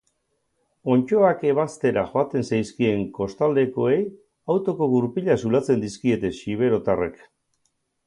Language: Basque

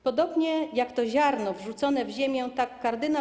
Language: Polish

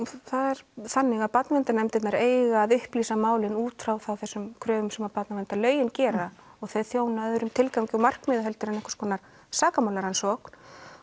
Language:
Icelandic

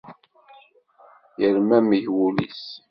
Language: Kabyle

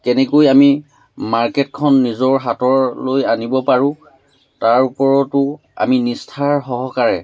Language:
Assamese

